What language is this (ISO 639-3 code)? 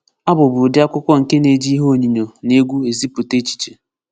ibo